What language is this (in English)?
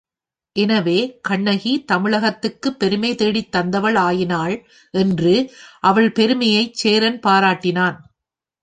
Tamil